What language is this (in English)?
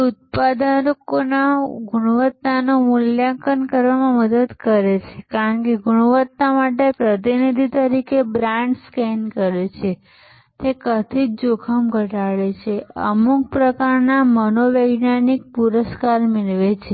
Gujarati